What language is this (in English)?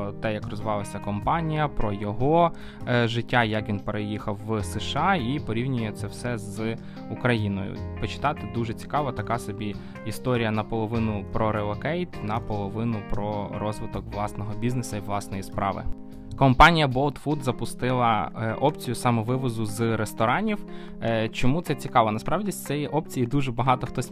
Ukrainian